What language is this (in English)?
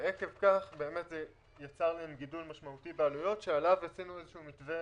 Hebrew